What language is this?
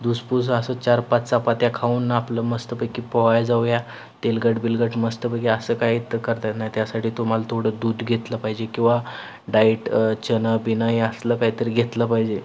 Marathi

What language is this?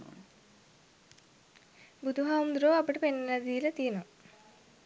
Sinhala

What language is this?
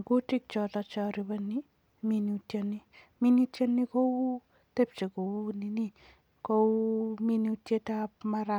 Kalenjin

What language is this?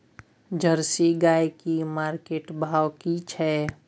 Maithili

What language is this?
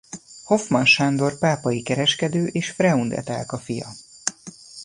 Hungarian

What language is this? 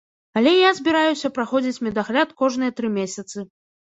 Belarusian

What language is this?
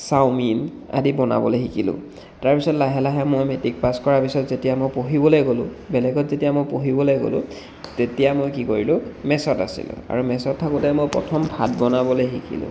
Assamese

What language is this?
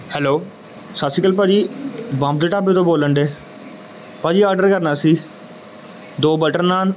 Punjabi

